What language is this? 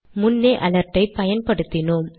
Tamil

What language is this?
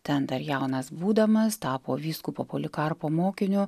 Lithuanian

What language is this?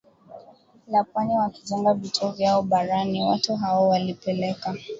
Swahili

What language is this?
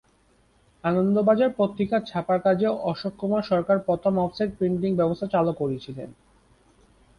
Bangla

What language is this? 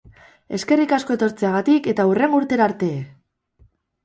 Basque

